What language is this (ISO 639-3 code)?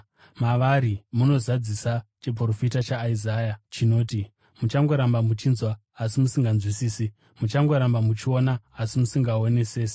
sna